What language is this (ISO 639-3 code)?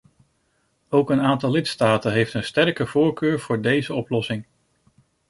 nld